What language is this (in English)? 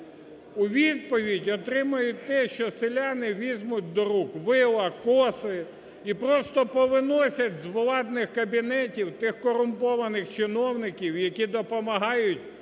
Ukrainian